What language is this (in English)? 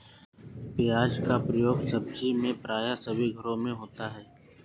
Hindi